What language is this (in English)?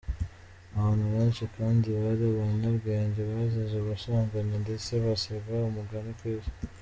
Kinyarwanda